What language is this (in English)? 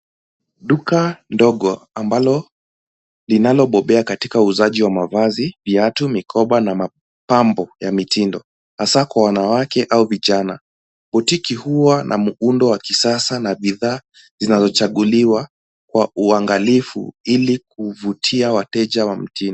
Swahili